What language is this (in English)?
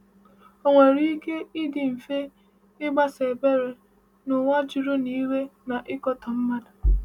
Igbo